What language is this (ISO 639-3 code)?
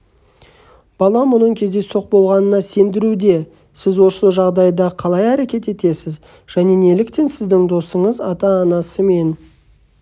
kaz